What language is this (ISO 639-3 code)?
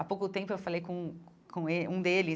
por